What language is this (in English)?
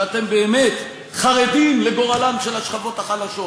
Hebrew